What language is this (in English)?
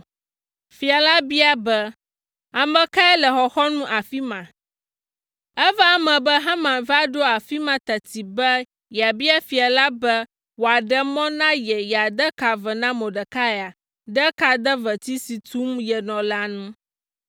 Ewe